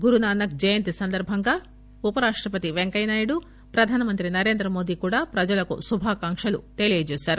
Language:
Telugu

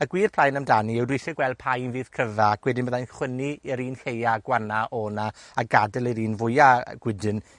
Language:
Welsh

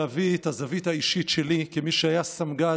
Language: Hebrew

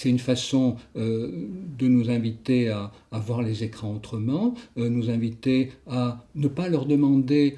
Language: French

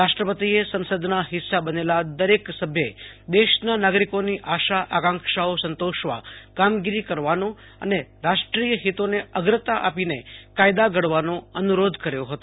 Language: Gujarati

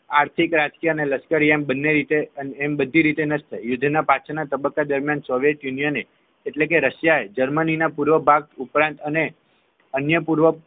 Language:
Gujarati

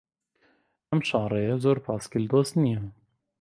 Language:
Central Kurdish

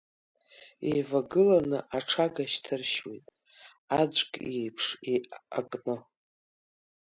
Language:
Abkhazian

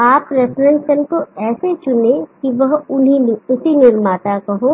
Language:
Hindi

